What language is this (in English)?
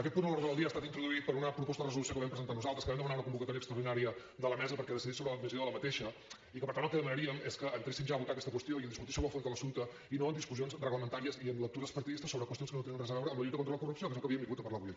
Catalan